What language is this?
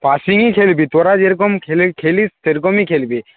Bangla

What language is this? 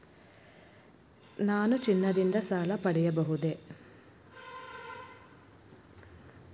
Kannada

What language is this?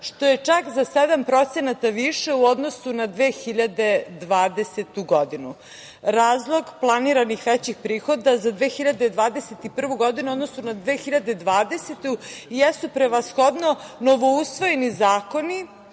Serbian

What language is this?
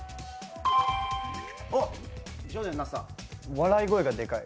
Japanese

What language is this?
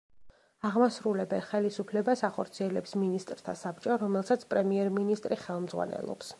Georgian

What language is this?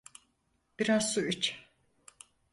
Turkish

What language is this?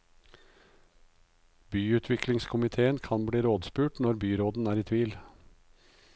Norwegian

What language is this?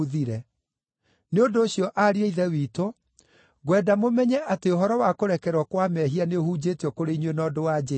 Kikuyu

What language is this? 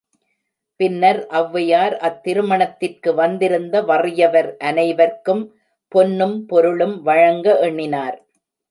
Tamil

